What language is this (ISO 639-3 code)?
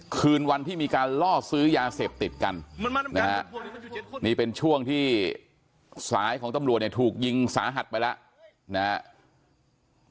tha